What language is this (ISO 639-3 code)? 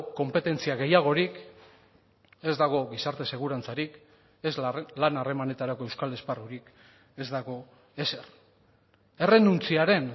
eus